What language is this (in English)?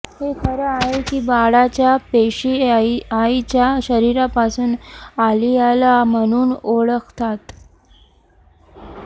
Marathi